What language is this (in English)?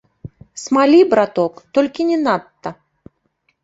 Belarusian